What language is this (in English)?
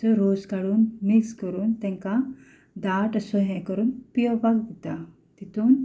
Konkani